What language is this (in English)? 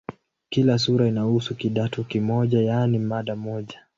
Swahili